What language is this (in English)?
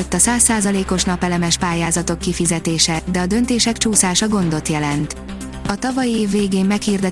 Hungarian